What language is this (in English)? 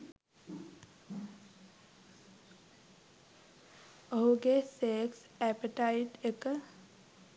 Sinhala